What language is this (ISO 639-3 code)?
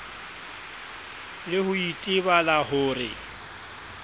sot